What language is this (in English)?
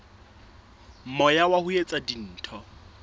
Southern Sotho